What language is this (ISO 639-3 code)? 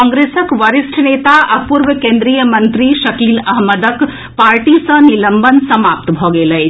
mai